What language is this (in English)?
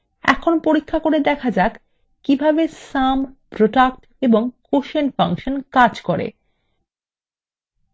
Bangla